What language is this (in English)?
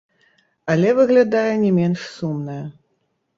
Belarusian